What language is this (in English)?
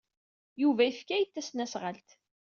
Kabyle